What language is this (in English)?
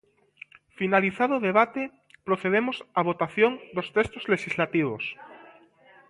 Galician